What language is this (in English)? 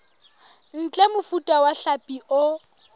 Southern Sotho